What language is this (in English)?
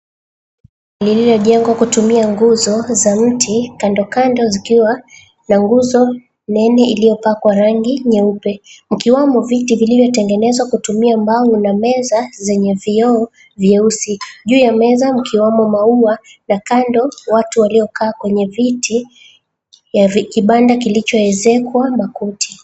Swahili